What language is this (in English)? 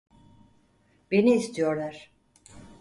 Turkish